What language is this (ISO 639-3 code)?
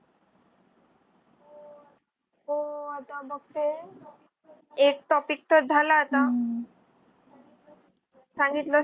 mar